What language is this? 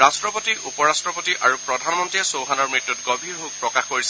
Assamese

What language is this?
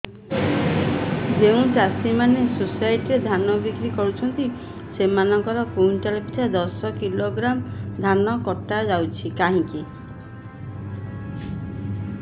Odia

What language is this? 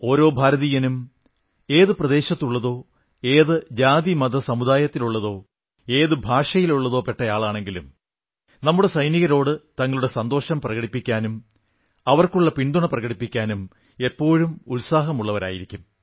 Malayalam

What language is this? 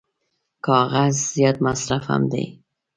Pashto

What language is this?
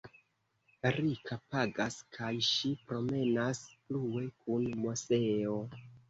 Esperanto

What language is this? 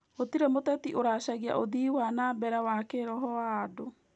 Kikuyu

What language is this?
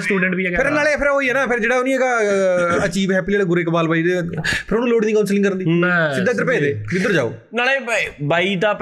Punjabi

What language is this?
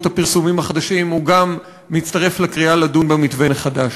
Hebrew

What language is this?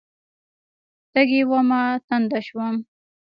Pashto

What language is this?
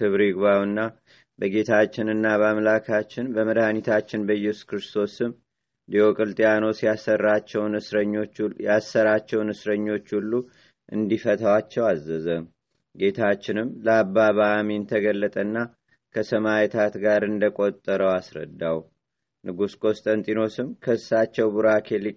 Amharic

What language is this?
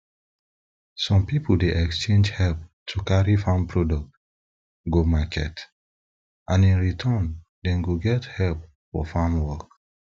Nigerian Pidgin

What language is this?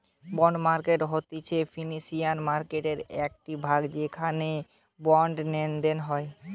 Bangla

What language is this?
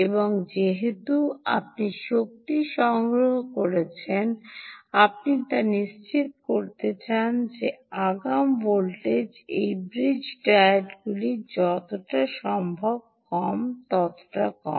Bangla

